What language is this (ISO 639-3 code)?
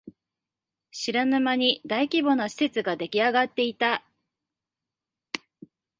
jpn